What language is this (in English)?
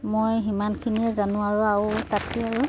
Assamese